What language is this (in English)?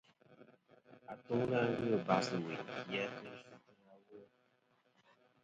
Kom